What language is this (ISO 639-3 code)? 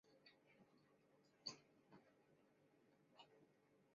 zho